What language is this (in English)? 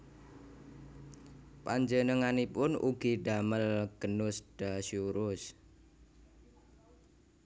Javanese